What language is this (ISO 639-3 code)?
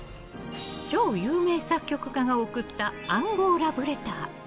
jpn